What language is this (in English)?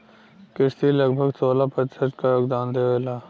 Bhojpuri